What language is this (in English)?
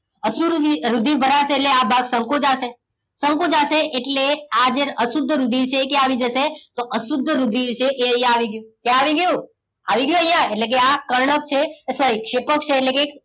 Gujarati